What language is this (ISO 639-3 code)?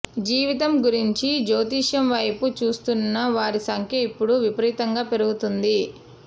tel